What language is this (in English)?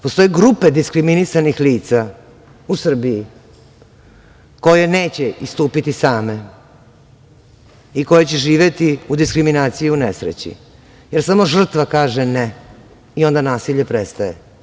Serbian